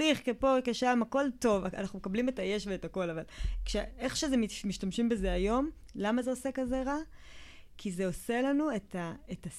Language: Hebrew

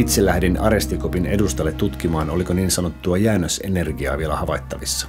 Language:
Finnish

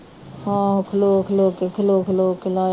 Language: Punjabi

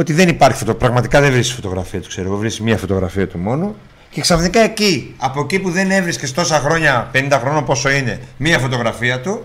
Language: Greek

